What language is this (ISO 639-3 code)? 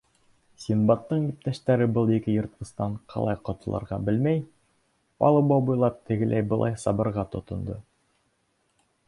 bak